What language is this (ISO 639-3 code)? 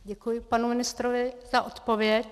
ces